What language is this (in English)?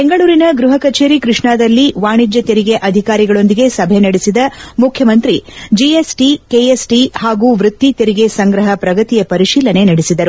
Kannada